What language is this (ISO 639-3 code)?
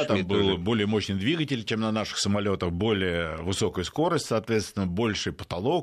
rus